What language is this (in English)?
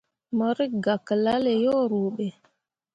Mundang